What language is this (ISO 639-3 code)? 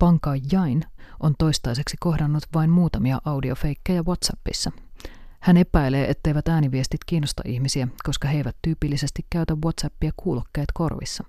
fin